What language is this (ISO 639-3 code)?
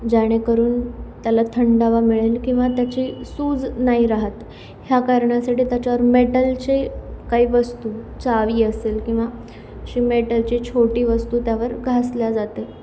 mar